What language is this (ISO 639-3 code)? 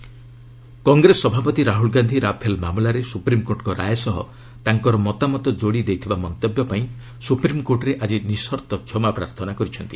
ori